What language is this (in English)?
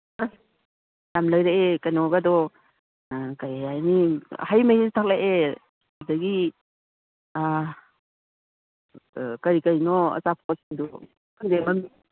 Manipuri